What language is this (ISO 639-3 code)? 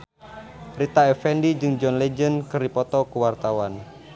sun